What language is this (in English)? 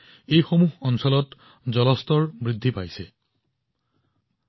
Assamese